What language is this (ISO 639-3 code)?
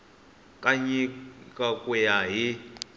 tso